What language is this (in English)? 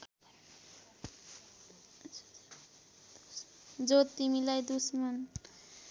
Nepali